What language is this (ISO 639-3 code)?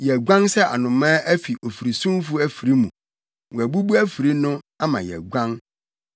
aka